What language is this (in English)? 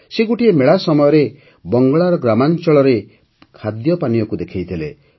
Odia